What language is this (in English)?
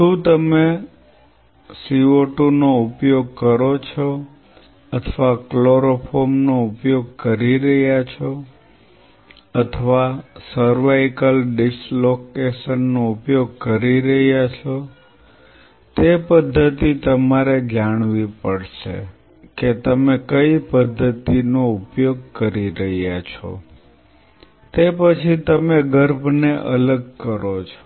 Gujarati